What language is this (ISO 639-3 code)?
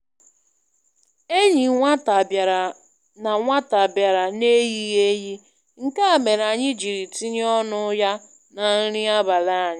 ibo